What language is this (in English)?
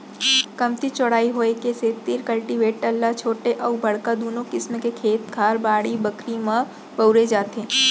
Chhattisgarhi